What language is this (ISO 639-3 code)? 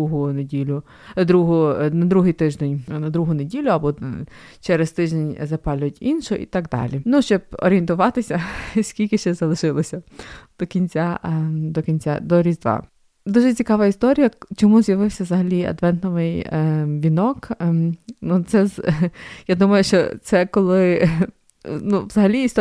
ukr